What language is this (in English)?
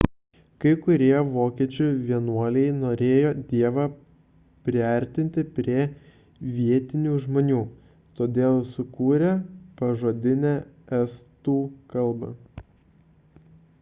Lithuanian